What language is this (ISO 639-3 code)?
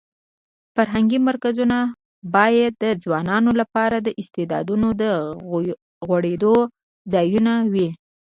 pus